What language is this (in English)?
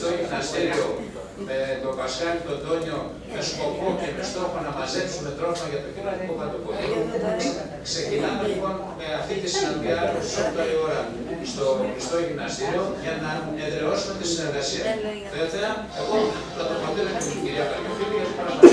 Greek